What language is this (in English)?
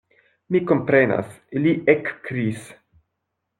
Esperanto